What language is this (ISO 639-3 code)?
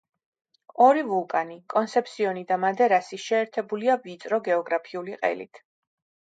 kat